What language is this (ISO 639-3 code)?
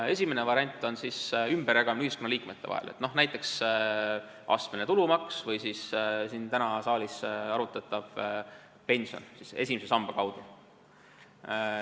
est